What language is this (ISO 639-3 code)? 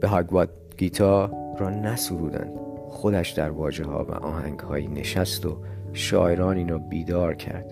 fas